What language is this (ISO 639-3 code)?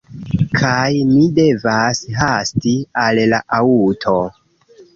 epo